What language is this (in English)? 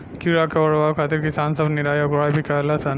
Bhojpuri